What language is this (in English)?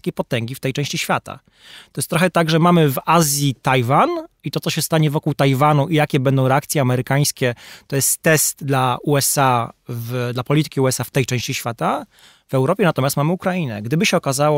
Polish